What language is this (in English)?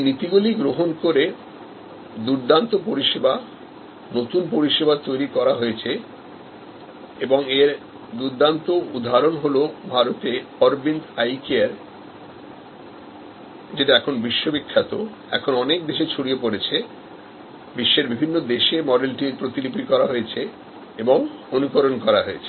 Bangla